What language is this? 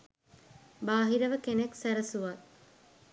Sinhala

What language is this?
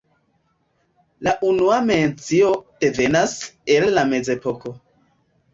Esperanto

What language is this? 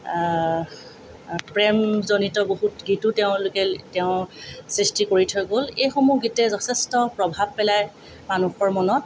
Assamese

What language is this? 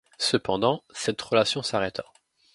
French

